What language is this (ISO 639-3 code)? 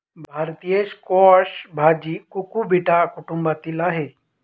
mar